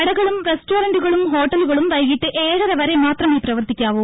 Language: Malayalam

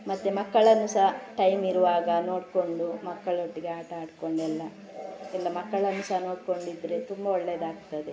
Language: Kannada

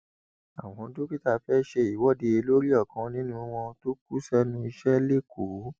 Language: Yoruba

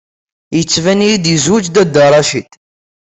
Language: Kabyle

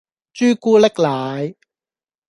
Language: Cantonese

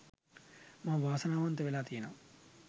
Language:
Sinhala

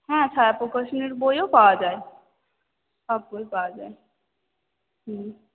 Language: Bangla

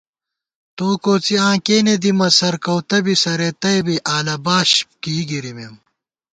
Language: Gawar-Bati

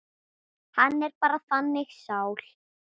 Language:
Icelandic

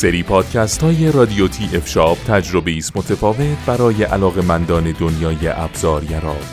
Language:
Persian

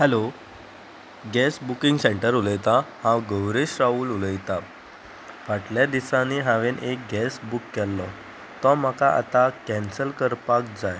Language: Konkani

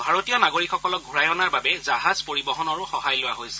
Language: Assamese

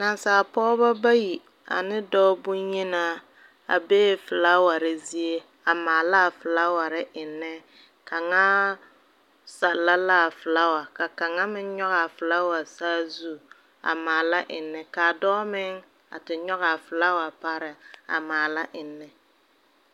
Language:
Southern Dagaare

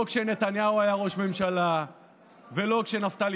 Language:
Hebrew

